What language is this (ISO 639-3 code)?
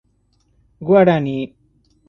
por